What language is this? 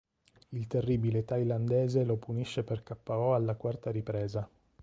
Italian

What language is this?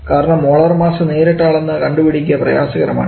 Malayalam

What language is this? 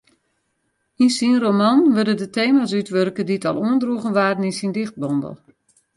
Western Frisian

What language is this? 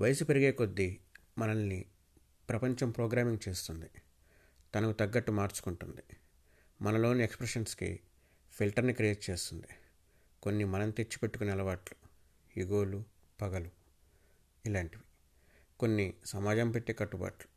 Telugu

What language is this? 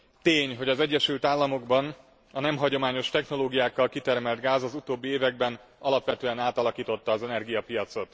Hungarian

